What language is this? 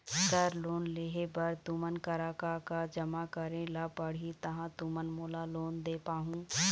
Chhattisgarhi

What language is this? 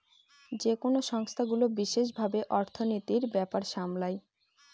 Bangla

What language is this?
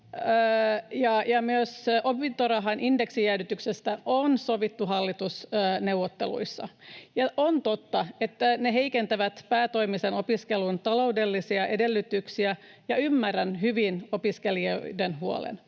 Finnish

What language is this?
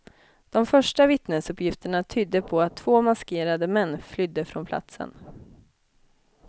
Swedish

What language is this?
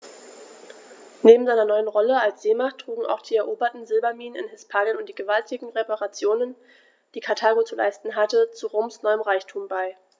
German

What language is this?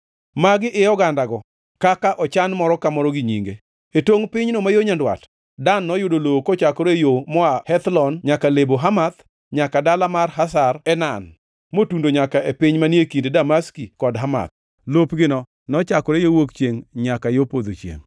Luo (Kenya and Tanzania)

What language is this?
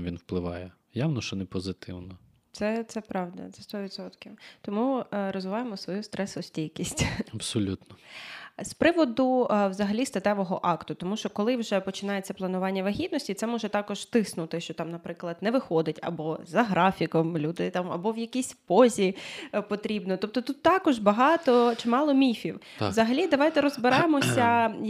Ukrainian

